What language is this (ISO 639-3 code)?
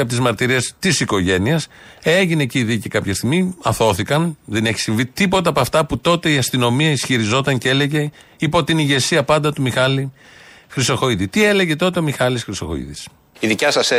ell